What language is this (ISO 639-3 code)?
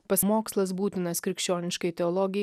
lit